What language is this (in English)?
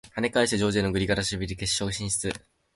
Japanese